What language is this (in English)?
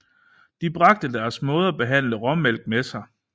Danish